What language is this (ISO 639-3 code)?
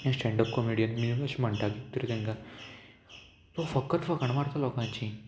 kok